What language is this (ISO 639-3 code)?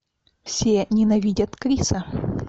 rus